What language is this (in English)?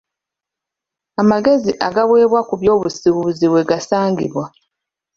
Ganda